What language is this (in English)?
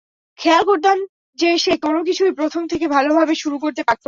Bangla